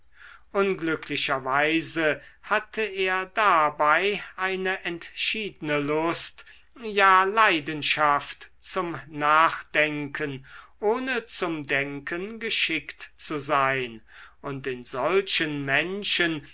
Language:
German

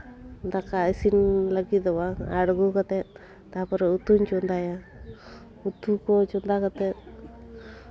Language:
Santali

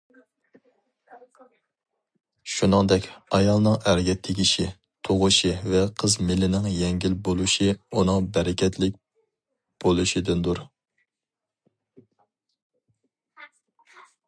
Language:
Uyghur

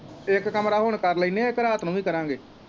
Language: Punjabi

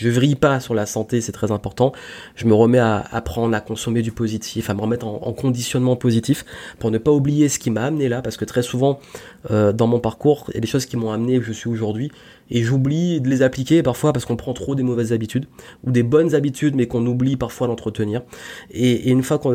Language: French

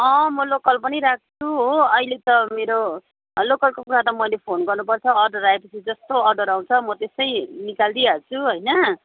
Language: Nepali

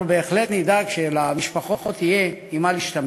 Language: Hebrew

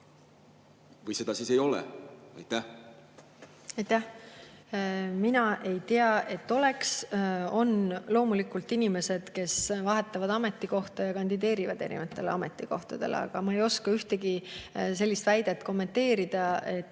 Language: Estonian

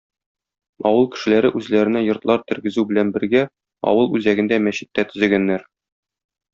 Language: Tatar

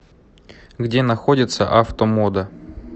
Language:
Russian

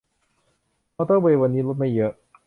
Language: Thai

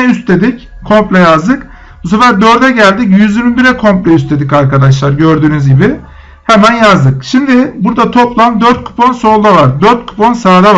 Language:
Turkish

